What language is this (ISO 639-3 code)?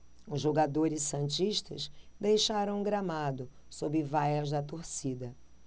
por